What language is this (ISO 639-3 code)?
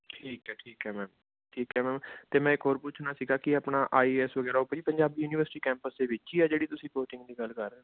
pan